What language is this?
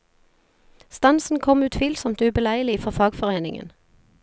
Norwegian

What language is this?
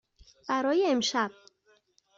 Persian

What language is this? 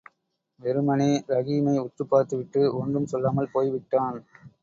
Tamil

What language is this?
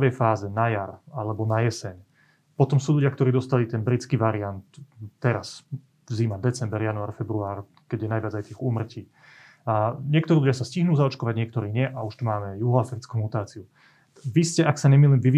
Slovak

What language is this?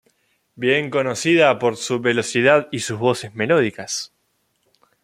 Spanish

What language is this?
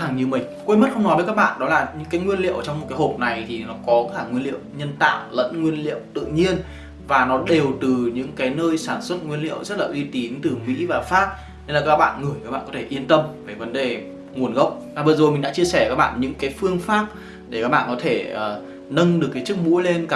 Vietnamese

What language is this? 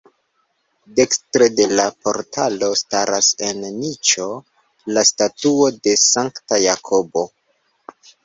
Esperanto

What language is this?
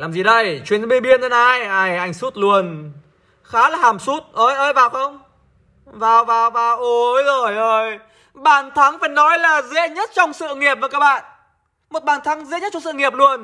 Vietnamese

